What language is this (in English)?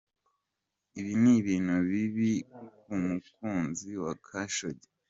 Kinyarwanda